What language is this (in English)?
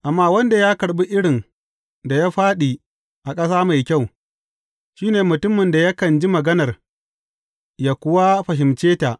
Hausa